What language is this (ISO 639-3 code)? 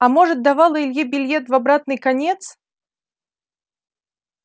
rus